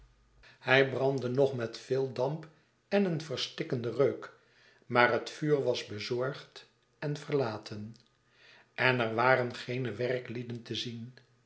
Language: Dutch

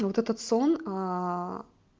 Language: Russian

